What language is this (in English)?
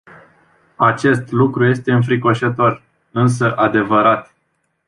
Romanian